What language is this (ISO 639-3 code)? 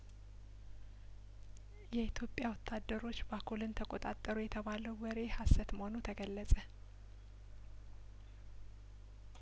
amh